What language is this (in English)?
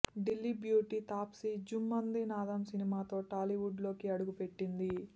Telugu